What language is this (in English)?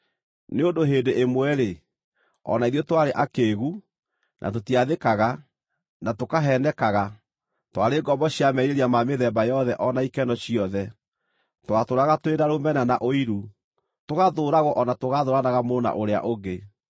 Kikuyu